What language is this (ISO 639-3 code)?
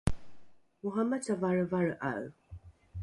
dru